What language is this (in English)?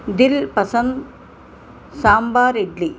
Telugu